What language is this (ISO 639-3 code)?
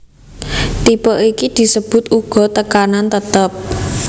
jav